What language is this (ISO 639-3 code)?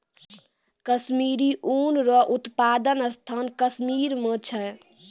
mai